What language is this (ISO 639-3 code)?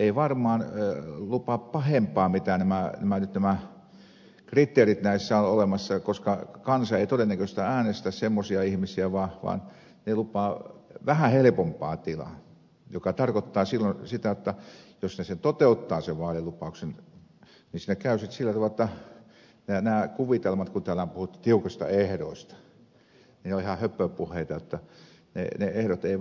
fin